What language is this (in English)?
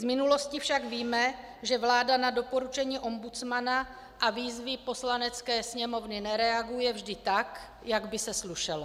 Czech